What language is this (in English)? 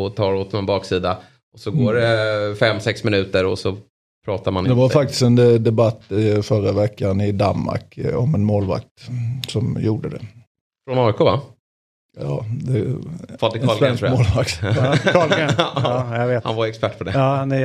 Swedish